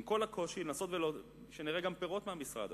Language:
Hebrew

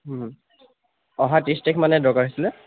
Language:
Assamese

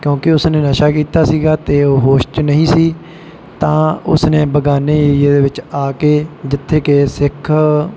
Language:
Punjabi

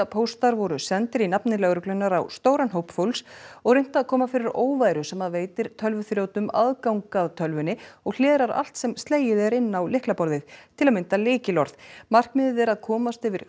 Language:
Icelandic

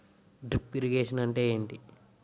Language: Telugu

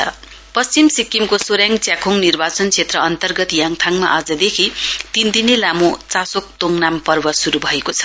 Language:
Nepali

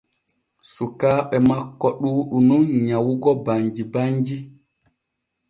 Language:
Borgu Fulfulde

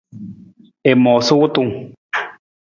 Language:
Nawdm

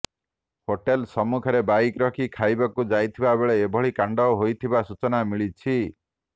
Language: Odia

